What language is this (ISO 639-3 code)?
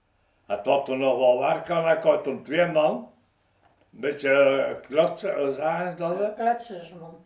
nld